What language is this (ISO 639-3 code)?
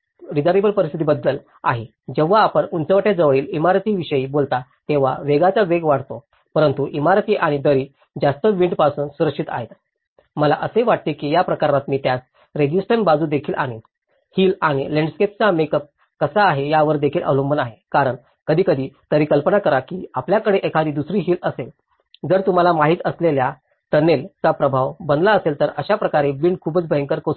mar